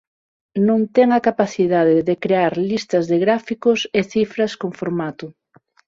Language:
Galician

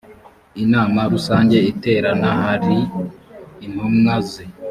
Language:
Kinyarwanda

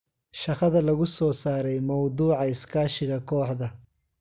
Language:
Somali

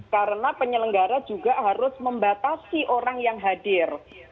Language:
Indonesian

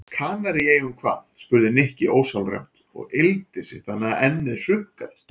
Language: Icelandic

